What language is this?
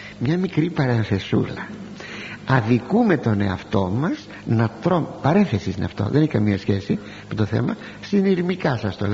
Greek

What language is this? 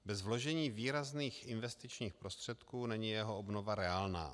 Czech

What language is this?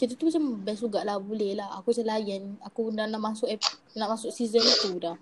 Malay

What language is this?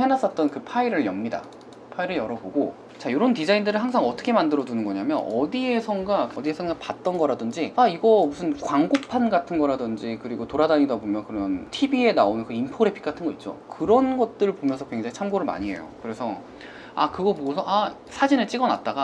Korean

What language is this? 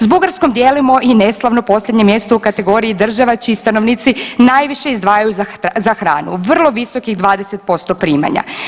Croatian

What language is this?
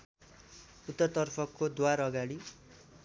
Nepali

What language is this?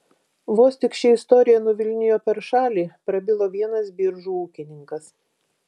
Lithuanian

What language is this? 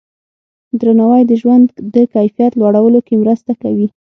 Pashto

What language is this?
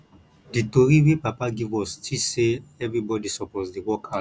Nigerian Pidgin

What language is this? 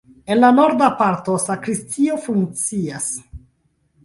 Esperanto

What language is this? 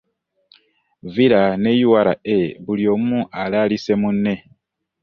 Ganda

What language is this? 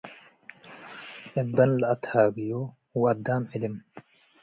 Tigre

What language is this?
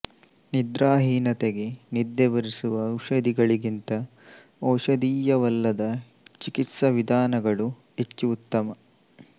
Kannada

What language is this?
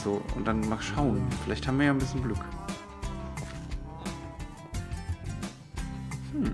German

